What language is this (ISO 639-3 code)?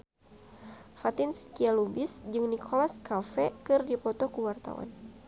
sun